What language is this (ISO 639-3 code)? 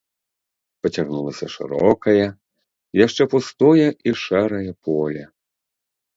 bel